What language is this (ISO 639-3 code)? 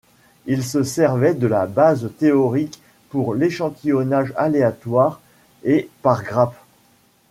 fra